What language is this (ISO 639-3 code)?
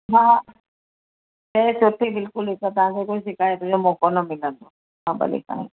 snd